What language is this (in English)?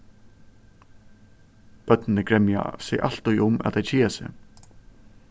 Faroese